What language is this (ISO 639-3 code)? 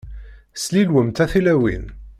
kab